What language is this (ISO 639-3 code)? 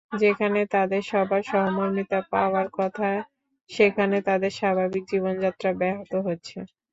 ben